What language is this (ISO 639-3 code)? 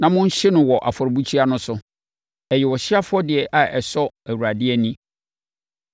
aka